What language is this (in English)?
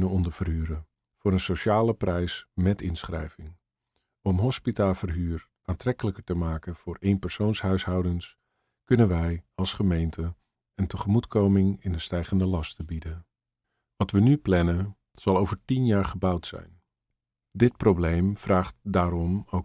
Dutch